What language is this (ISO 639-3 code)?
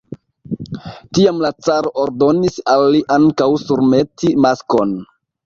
epo